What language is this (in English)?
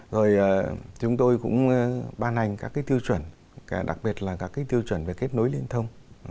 Vietnamese